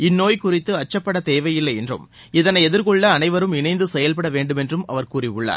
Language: Tamil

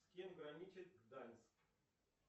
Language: Russian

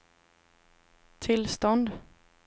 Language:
Swedish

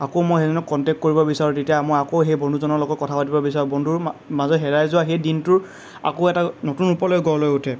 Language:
Assamese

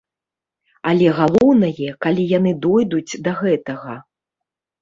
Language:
Belarusian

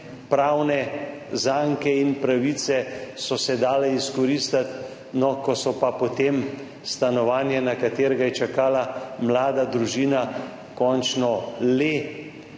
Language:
Slovenian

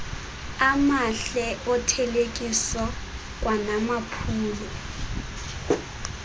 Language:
Xhosa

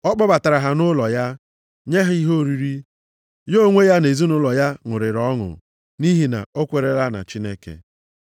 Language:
Igbo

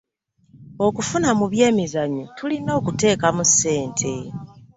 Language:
Ganda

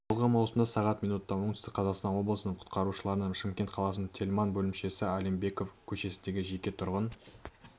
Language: Kazakh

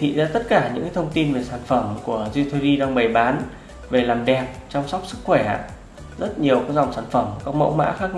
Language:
Vietnamese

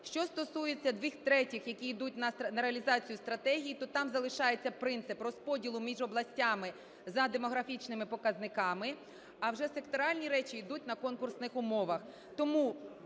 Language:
Ukrainian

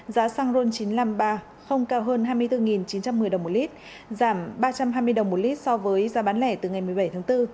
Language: Vietnamese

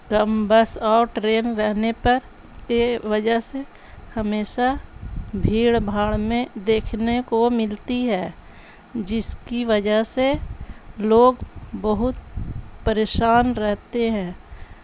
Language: Urdu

